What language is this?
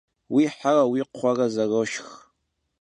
Kabardian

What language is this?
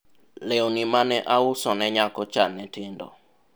Luo (Kenya and Tanzania)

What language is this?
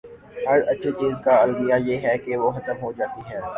Urdu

